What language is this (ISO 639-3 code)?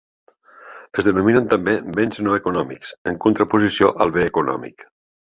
cat